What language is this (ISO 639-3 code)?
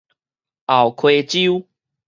nan